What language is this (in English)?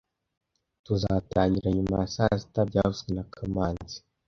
Kinyarwanda